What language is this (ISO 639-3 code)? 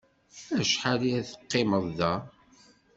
kab